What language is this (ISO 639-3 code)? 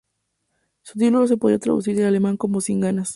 spa